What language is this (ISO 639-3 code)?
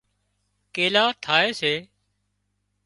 kxp